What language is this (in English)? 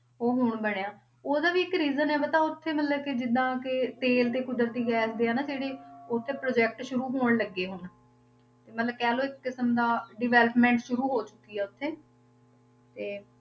Punjabi